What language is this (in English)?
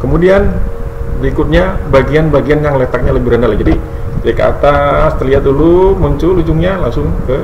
Indonesian